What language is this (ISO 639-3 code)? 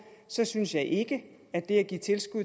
dan